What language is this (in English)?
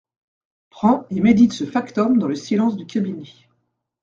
French